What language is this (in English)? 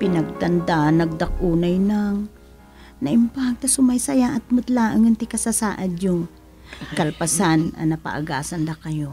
Filipino